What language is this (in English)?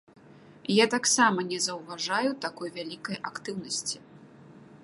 Belarusian